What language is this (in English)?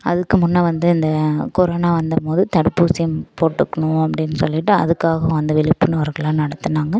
Tamil